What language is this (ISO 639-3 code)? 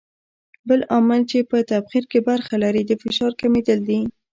pus